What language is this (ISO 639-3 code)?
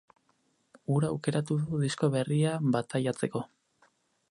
eus